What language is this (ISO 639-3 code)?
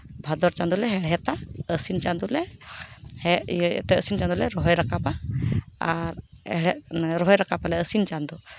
sat